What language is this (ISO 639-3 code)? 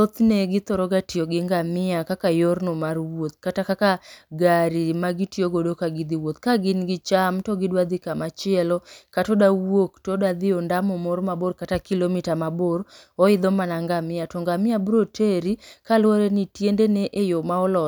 luo